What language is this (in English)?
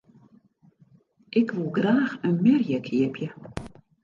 Western Frisian